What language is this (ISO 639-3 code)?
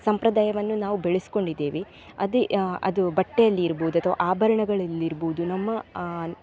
kan